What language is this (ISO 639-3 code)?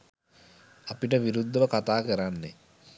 sin